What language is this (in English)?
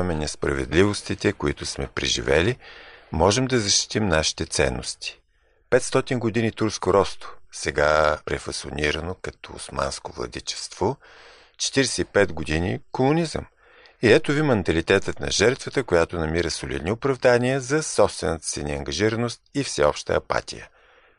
Bulgarian